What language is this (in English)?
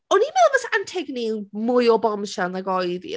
Welsh